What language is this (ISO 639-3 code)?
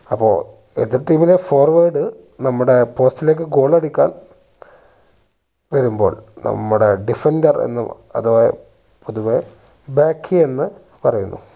mal